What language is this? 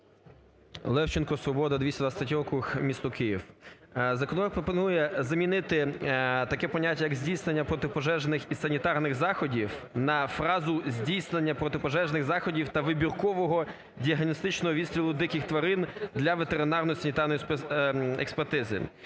Ukrainian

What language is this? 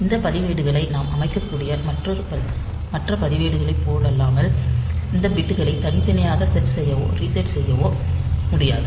Tamil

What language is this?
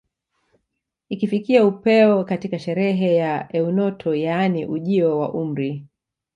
Swahili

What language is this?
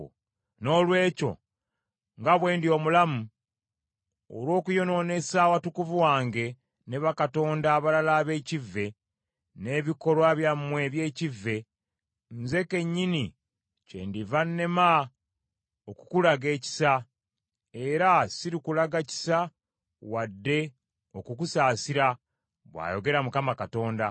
Ganda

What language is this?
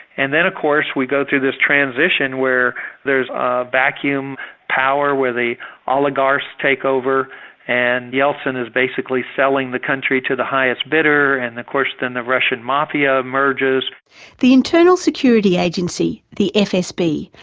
English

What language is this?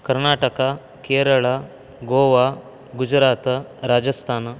Sanskrit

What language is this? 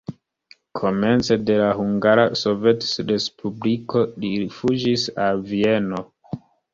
Esperanto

